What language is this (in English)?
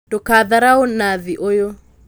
Kikuyu